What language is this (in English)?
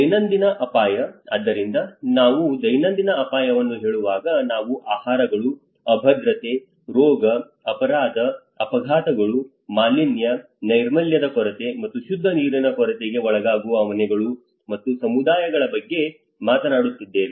Kannada